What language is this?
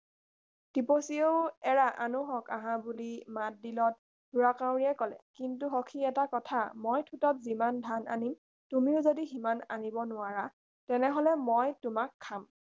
Assamese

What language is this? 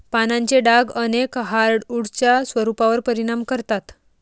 Marathi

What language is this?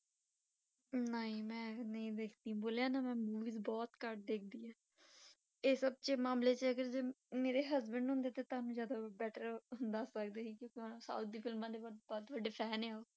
Punjabi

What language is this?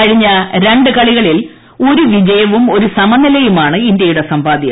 Malayalam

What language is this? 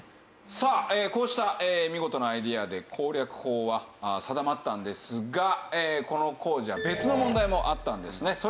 Japanese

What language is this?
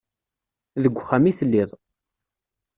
Kabyle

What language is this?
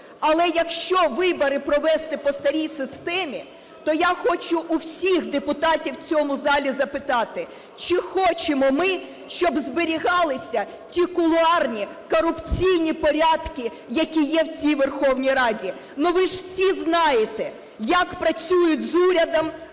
Ukrainian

